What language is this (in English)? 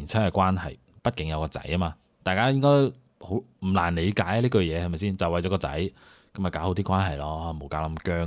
Chinese